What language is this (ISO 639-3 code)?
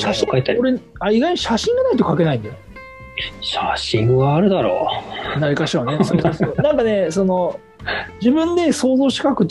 jpn